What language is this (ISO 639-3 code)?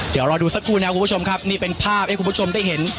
tha